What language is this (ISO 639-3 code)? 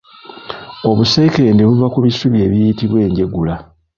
lug